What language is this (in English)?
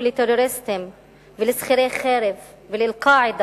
Hebrew